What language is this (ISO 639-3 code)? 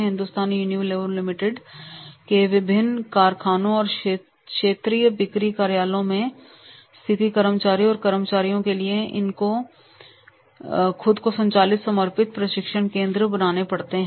hin